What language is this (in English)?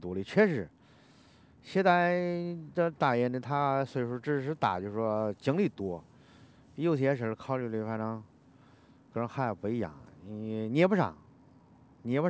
Chinese